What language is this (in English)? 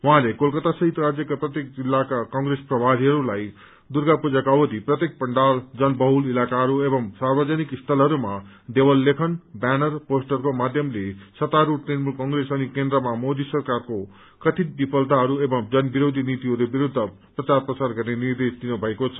Nepali